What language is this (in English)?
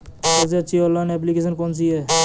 Hindi